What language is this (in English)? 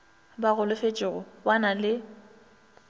Northern Sotho